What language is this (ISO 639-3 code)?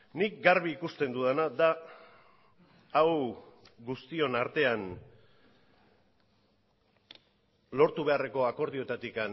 eus